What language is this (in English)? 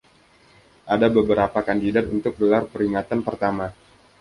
Indonesian